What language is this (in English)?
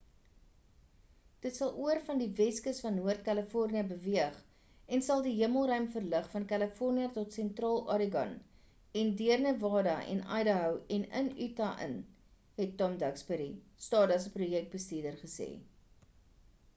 Afrikaans